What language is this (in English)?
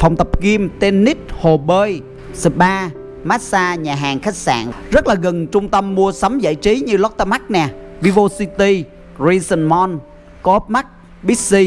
Vietnamese